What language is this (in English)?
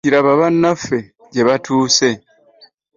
Ganda